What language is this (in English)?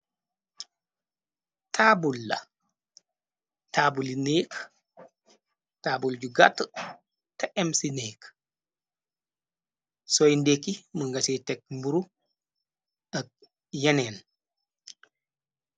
Wolof